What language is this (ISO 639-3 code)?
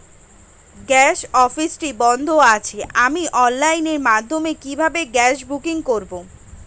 ben